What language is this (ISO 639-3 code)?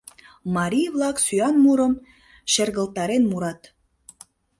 chm